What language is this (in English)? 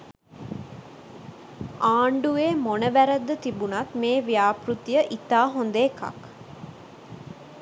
Sinhala